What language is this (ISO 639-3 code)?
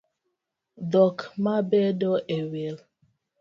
luo